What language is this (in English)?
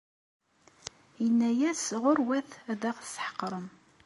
Kabyle